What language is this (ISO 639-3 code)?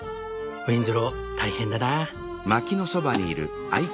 jpn